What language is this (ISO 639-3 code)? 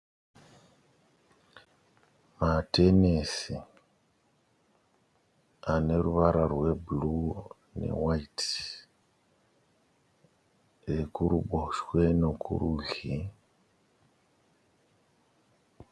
sna